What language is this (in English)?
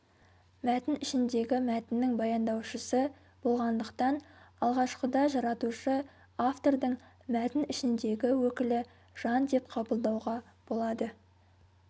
Kazakh